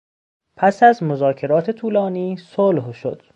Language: Persian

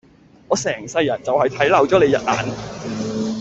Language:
Cantonese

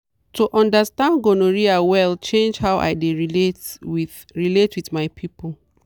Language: Nigerian Pidgin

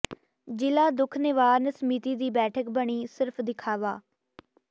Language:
Punjabi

